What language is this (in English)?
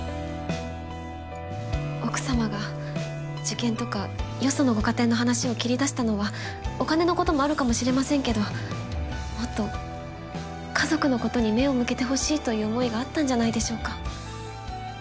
Japanese